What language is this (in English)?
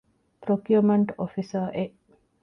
Divehi